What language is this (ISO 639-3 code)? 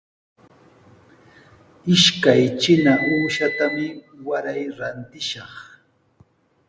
qws